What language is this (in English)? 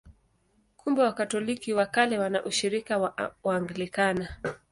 Swahili